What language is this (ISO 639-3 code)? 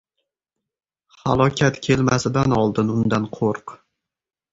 uzb